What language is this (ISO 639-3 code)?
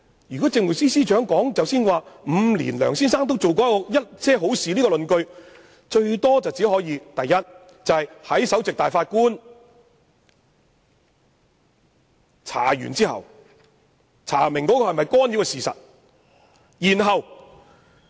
yue